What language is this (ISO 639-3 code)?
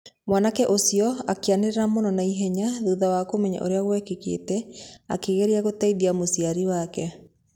kik